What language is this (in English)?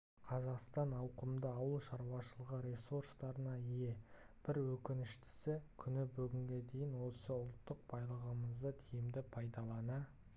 Kazakh